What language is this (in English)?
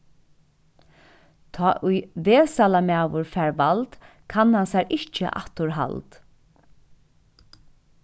Faroese